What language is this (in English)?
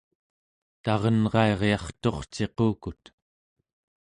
Central Yupik